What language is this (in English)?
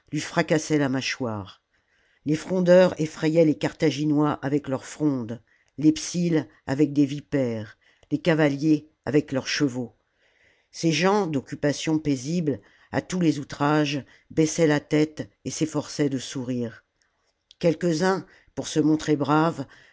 French